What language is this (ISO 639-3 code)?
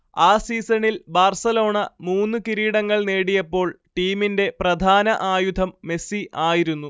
mal